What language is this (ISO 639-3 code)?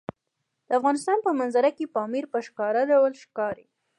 pus